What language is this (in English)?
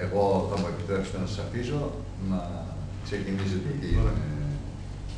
Greek